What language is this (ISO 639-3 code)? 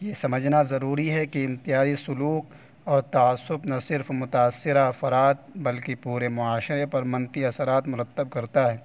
urd